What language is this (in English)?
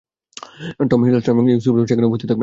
Bangla